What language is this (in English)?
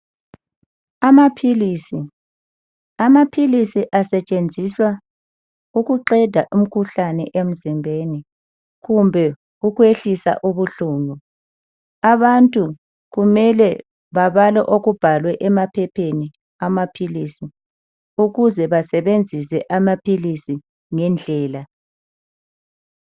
North Ndebele